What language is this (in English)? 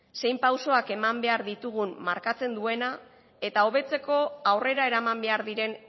Basque